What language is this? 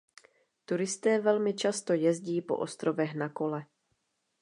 Czech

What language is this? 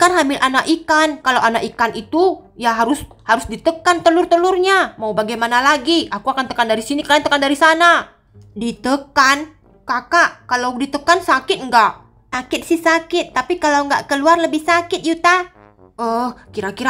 Indonesian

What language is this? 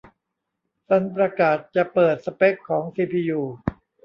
Thai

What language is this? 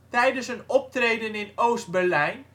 Dutch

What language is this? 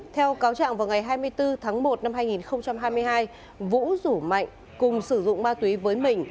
Vietnamese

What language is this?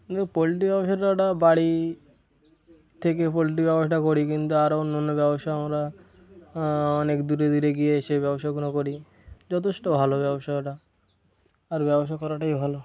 Bangla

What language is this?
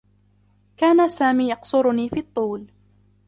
Arabic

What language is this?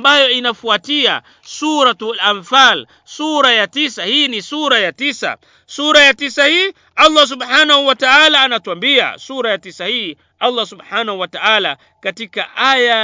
Swahili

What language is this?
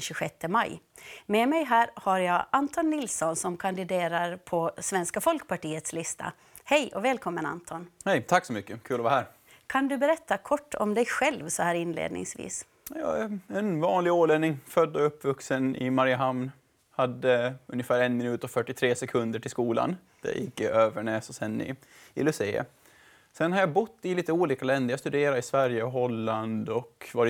Swedish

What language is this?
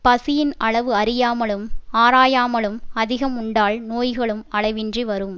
Tamil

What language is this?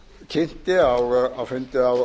Icelandic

